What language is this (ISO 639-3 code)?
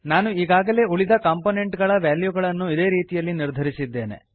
kan